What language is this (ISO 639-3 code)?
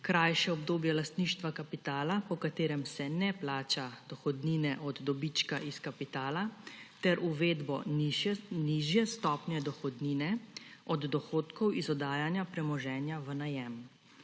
slv